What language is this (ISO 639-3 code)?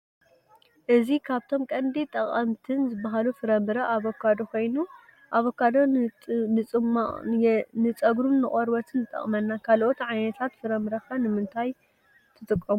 tir